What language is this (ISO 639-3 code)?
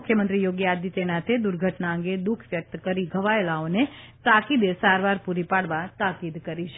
guj